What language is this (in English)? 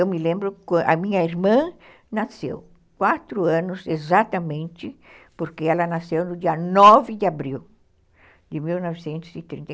Portuguese